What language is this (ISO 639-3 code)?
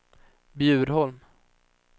swe